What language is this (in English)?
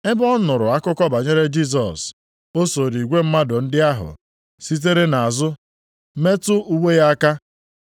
Igbo